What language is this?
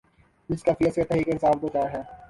Urdu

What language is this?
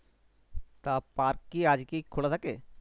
Bangla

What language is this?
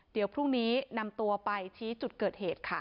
Thai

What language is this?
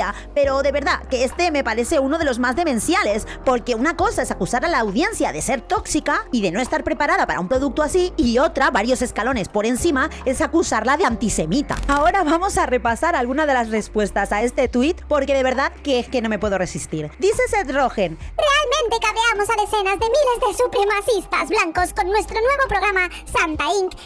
Spanish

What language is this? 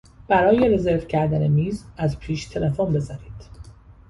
Persian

